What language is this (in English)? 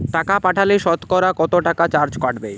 Bangla